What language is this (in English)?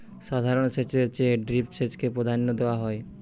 Bangla